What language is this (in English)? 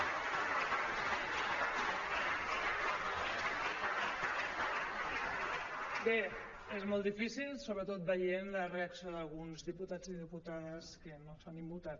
Catalan